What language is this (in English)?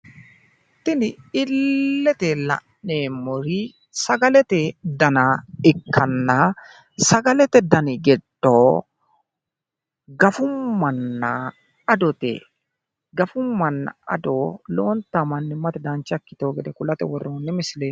Sidamo